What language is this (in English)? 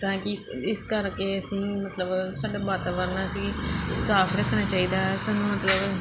Punjabi